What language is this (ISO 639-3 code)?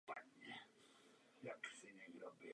ces